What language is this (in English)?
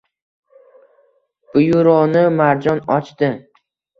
Uzbek